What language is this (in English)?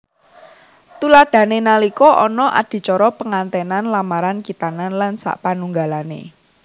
Javanese